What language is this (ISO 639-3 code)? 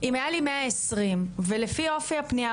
heb